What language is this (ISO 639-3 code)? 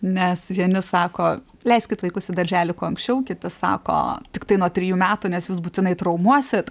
lit